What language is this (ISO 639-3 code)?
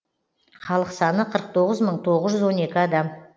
kaz